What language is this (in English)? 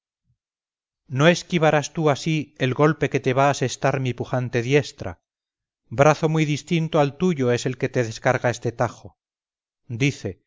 Spanish